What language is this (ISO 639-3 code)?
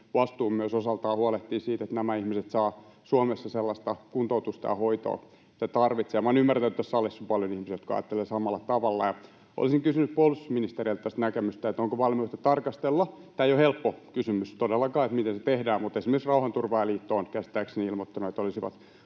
fin